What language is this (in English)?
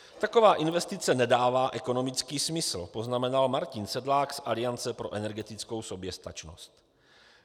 Czech